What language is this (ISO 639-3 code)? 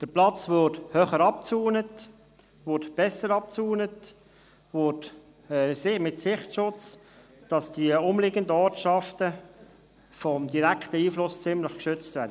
gsw